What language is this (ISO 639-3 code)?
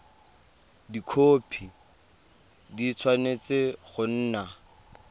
tsn